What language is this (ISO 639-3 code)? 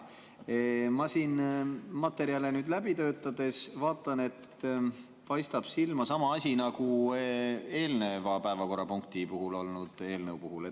est